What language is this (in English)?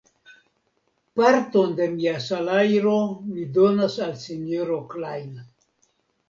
Esperanto